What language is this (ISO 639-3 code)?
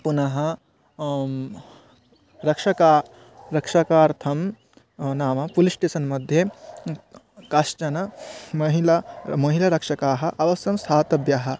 san